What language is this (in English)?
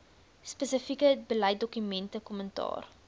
Afrikaans